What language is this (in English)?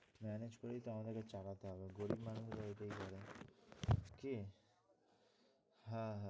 Bangla